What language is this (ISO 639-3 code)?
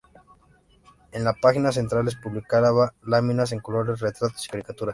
spa